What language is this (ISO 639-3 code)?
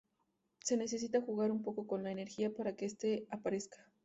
spa